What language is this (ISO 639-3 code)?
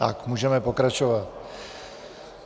ces